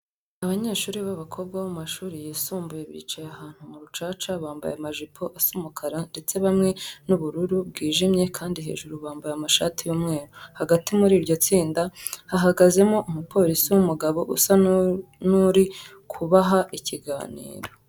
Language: Kinyarwanda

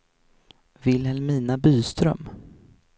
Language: Swedish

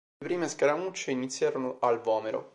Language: Italian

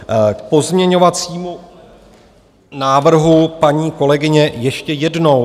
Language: Czech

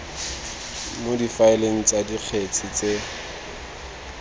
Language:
Tswana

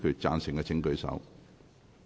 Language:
Cantonese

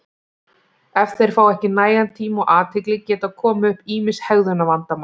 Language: Icelandic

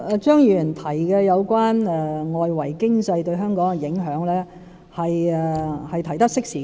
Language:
Cantonese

